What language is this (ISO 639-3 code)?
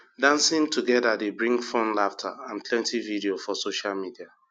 pcm